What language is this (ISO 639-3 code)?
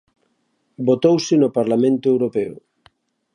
glg